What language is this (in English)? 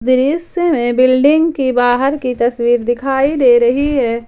Hindi